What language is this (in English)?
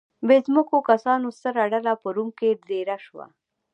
Pashto